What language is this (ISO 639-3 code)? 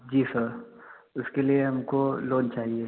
hin